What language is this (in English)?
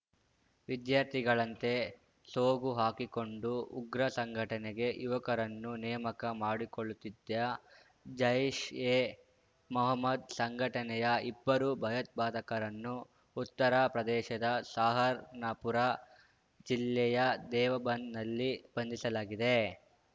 Kannada